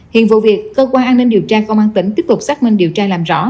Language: Vietnamese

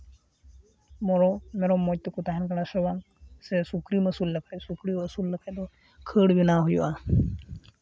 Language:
Santali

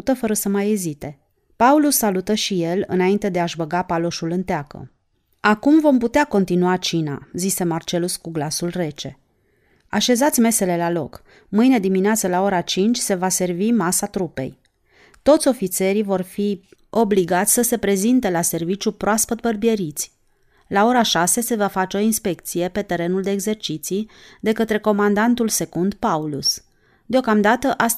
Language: Romanian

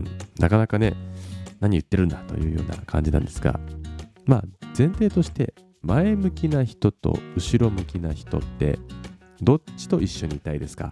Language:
Japanese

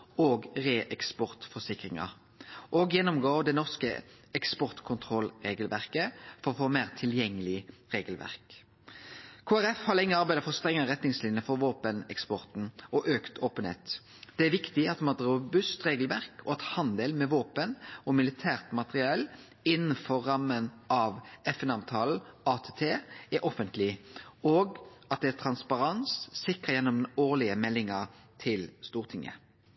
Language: Norwegian Nynorsk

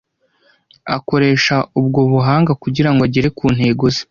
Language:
Kinyarwanda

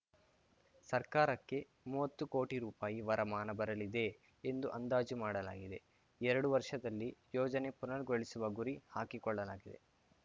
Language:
Kannada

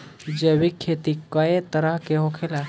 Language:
Bhojpuri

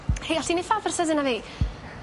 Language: Welsh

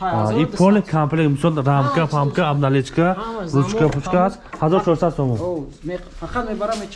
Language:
Turkish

